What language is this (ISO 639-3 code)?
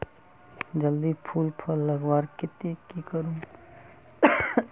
mag